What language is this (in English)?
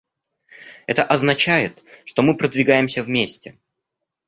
Russian